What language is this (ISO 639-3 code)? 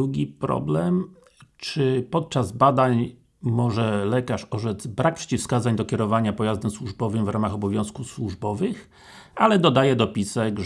pol